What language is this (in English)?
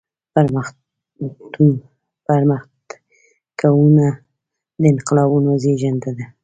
Pashto